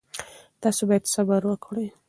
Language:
Pashto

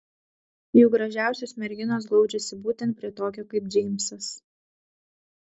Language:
Lithuanian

